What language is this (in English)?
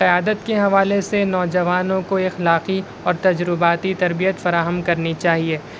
Urdu